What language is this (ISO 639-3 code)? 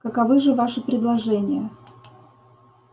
rus